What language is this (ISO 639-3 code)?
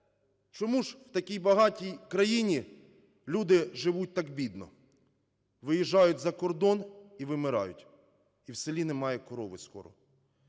ukr